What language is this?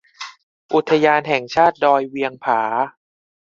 Thai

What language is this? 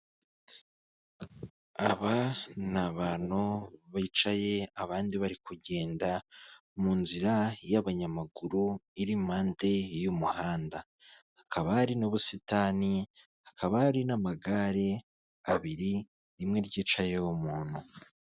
Kinyarwanda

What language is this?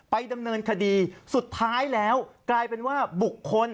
Thai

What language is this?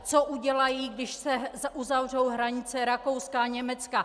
Czech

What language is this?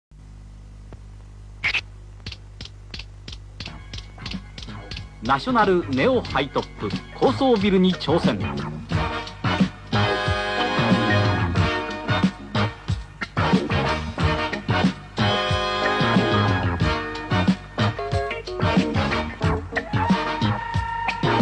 Japanese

